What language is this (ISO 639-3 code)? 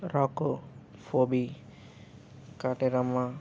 tel